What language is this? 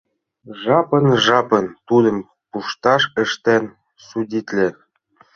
Mari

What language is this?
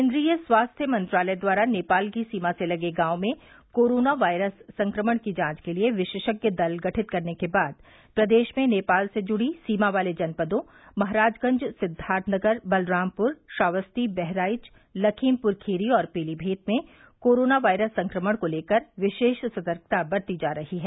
Hindi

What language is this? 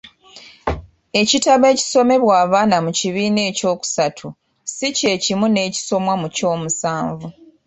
Ganda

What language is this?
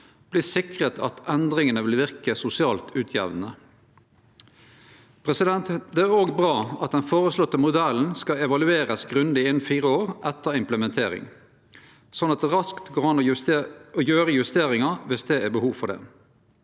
Norwegian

